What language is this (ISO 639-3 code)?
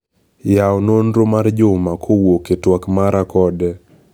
luo